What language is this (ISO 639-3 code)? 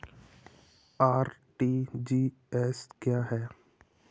hin